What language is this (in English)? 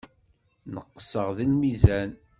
Kabyle